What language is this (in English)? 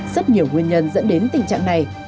Vietnamese